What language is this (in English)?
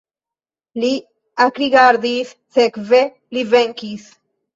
Esperanto